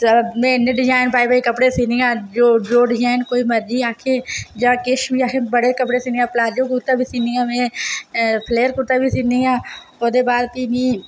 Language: Dogri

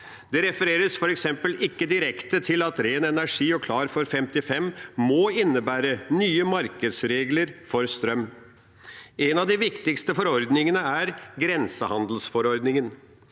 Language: Norwegian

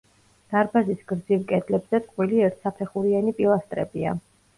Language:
Georgian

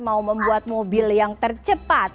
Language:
Indonesian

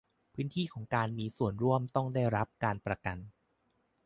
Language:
Thai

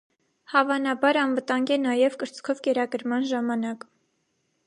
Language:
Armenian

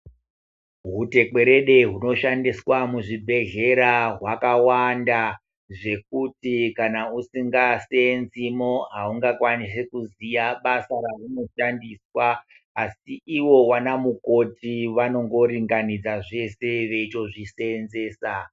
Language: Ndau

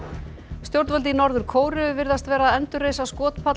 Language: Icelandic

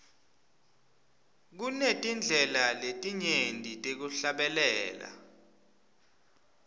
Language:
Swati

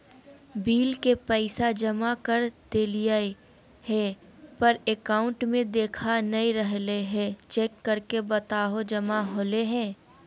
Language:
Magahi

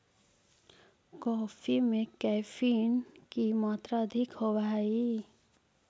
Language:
Magahi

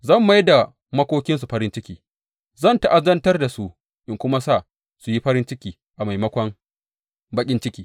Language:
Hausa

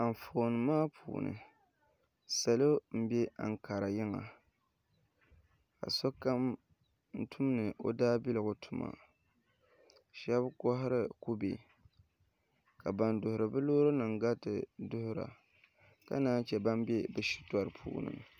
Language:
Dagbani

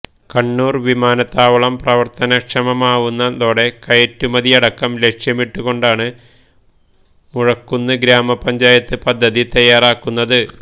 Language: Malayalam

